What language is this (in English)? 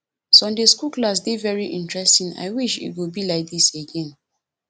Nigerian Pidgin